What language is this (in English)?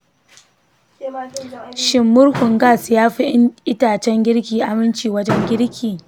Hausa